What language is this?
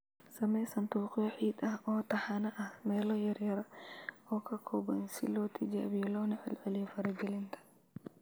Somali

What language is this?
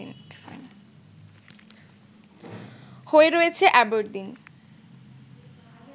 Bangla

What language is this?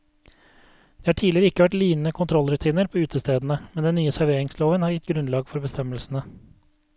Norwegian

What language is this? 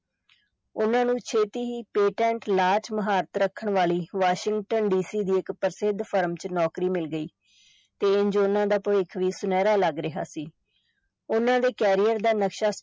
Punjabi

